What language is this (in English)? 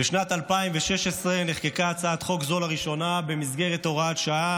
Hebrew